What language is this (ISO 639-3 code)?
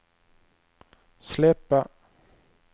swe